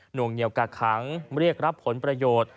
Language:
Thai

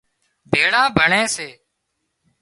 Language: Wadiyara Koli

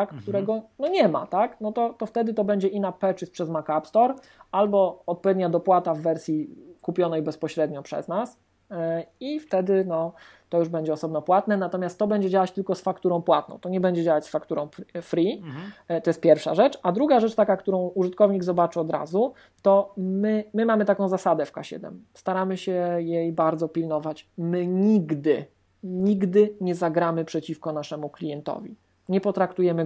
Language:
Polish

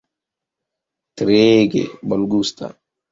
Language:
Esperanto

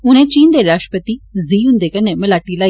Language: Dogri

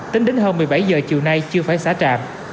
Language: Vietnamese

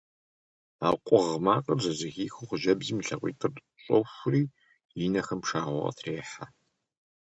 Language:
Kabardian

